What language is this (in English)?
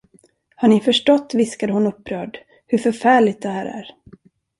Swedish